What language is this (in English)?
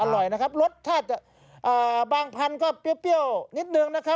Thai